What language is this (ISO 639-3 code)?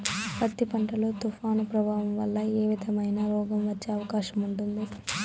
tel